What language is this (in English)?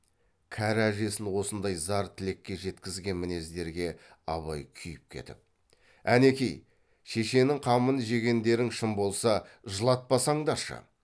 Kazakh